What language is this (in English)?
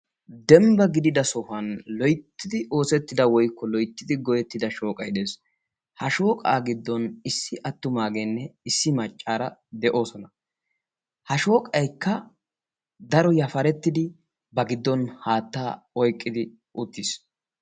Wolaytta